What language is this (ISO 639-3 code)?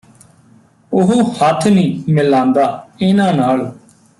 pan